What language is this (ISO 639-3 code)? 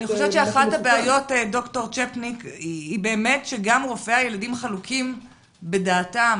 heb